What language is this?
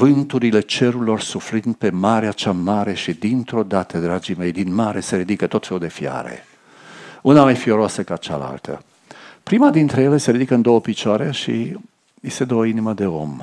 Romanian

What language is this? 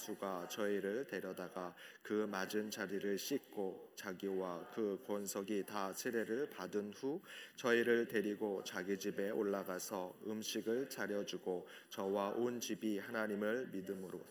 Korean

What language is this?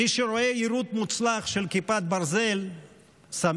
Hebrew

